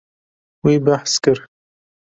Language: Kurdish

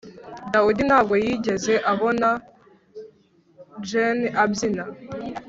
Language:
Kinyarwanda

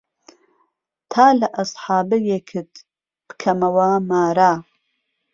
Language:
Central Kurdish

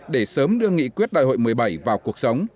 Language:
Vietnamese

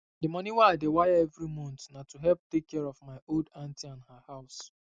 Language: Nigerian Pidgin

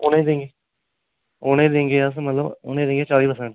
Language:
Dogri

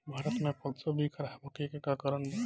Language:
Bhojpuri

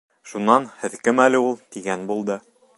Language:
Bashkir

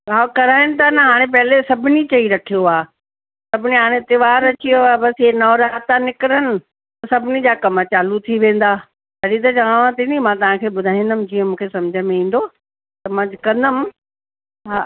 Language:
Sindhi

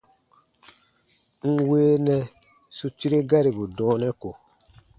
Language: Baatonum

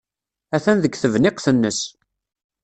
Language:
Kabyle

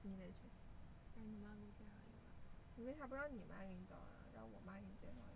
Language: Chinese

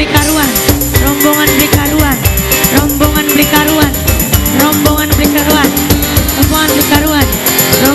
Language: Indonesian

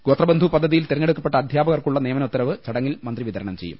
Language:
Malayalam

